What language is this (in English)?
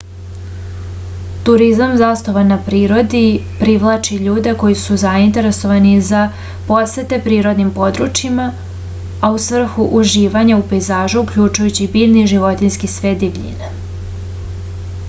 Serbian